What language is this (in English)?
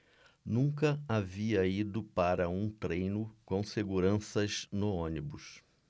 Portuguese